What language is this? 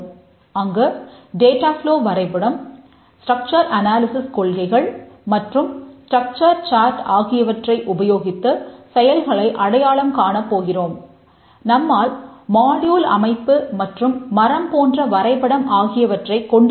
Tamil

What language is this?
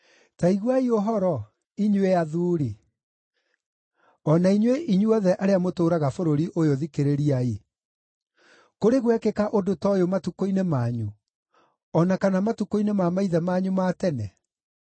Kikuyu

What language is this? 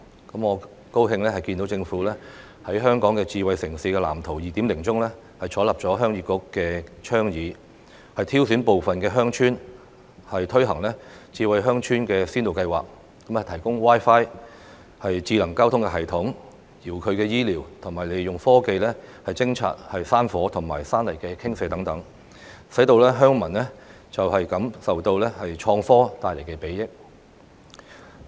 Cantonese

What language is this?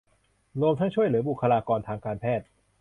Thai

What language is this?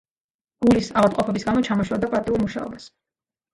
Georgian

